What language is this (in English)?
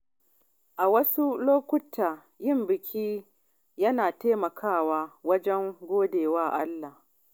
Hausa